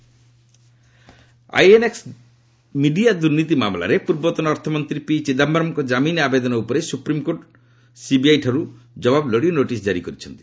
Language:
Odia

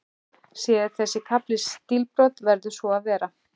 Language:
Icelandic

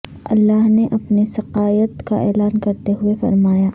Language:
Urdu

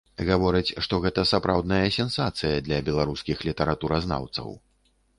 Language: Belarusian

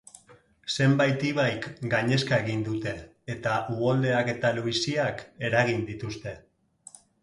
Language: Basque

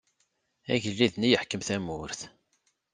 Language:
Kabyle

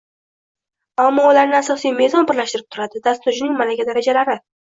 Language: Uzbek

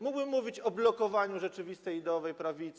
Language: Polish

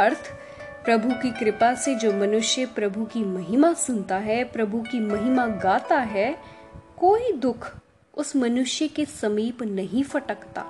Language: Hindi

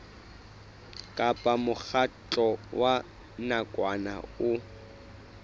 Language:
Southern Sotho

